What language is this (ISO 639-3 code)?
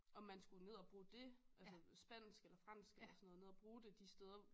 dan